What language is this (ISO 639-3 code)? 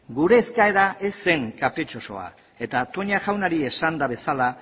eus